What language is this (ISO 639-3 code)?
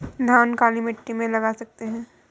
hin